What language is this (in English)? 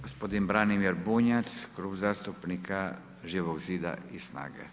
Croatian